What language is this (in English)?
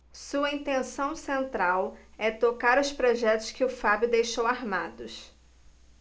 Portuguese